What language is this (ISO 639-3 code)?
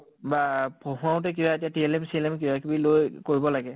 asm